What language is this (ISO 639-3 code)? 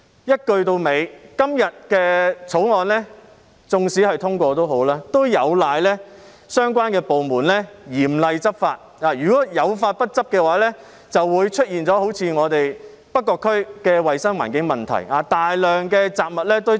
yue